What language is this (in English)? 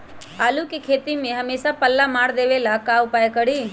Magahi